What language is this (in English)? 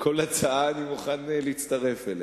Hebrew